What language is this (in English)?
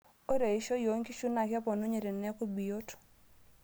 Masai